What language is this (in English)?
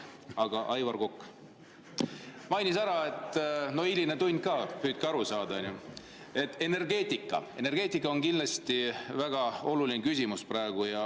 Estonian